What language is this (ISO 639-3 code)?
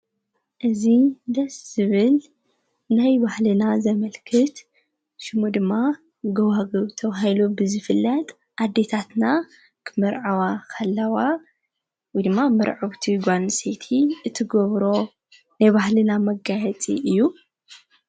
tir